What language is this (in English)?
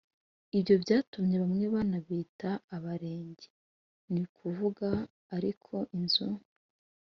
Kinyarwanda